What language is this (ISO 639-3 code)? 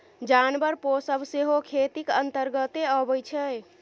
mai